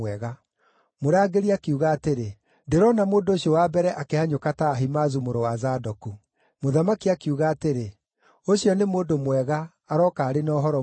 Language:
Kikuyu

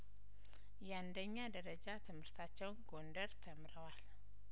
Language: Amharic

